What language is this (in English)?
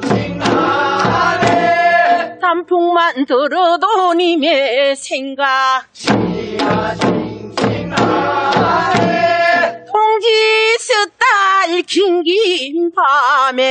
Korean